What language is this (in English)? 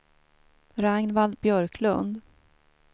Swedish